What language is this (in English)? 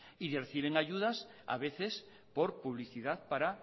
Spanish